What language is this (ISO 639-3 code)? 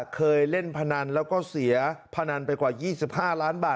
tha